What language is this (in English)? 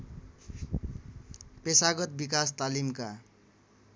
Nepali